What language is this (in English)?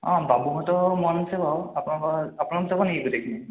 Assamese